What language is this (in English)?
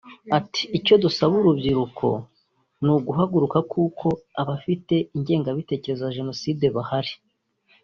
Kinyarwanda